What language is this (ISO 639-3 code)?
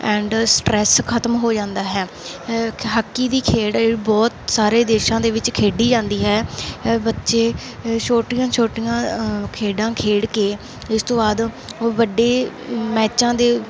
pan